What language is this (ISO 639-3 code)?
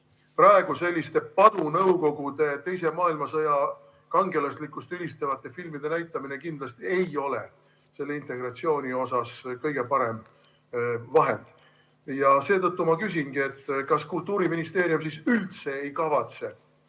est